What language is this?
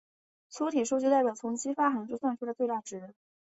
Chinese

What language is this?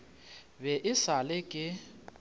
Northern Sotho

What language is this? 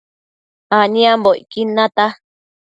Matsés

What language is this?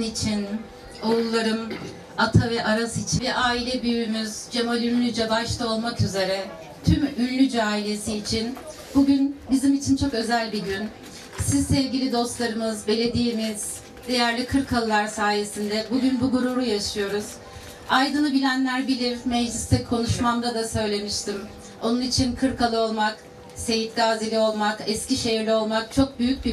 Turkish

